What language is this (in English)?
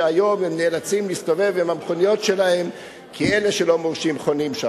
Hebrew